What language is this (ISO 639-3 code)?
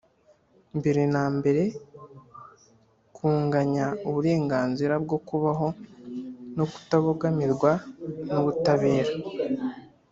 kin